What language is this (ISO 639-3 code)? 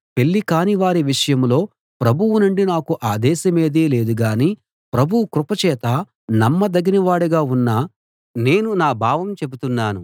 tel